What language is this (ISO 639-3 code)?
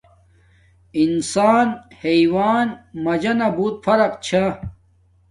dmk